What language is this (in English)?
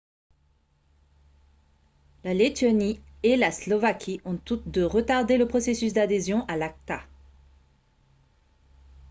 French